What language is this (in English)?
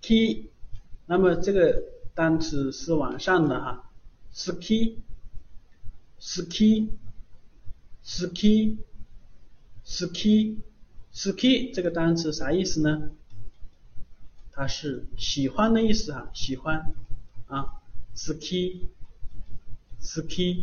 Chinese